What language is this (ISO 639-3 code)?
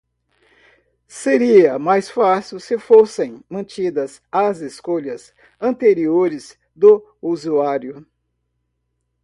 por